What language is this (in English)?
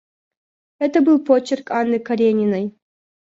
Russian